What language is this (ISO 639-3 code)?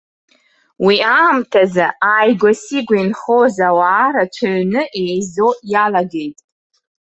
abk